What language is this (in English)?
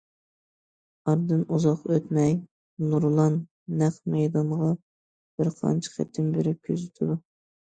Uyghur